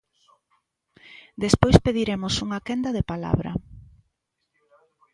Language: Galician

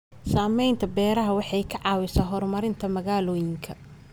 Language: Somali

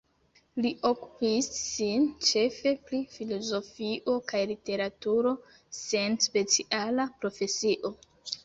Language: Esperanto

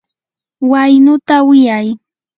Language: Yanahuanca Pasco Quechua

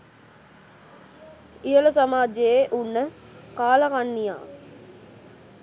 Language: Sinhala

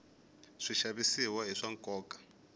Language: Tsonga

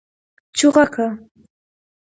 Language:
Pashto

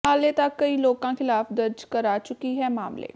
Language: Punjabi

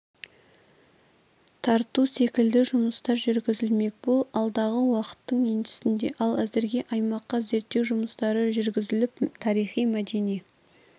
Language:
Kazakh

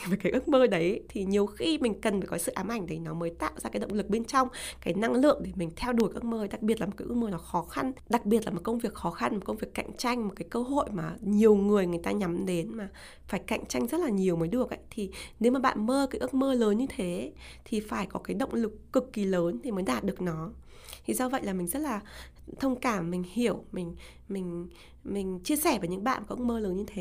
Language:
Vietnamese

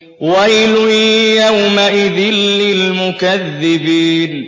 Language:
Arabic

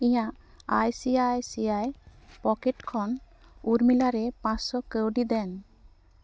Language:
Santali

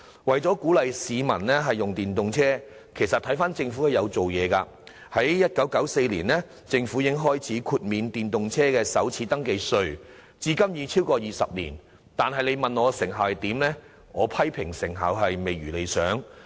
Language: Cantonese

